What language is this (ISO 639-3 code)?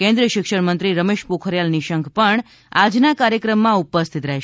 guj